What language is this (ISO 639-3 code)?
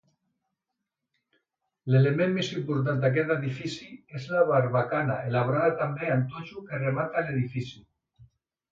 cat